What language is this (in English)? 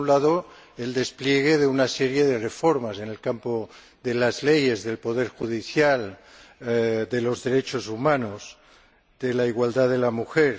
Spanish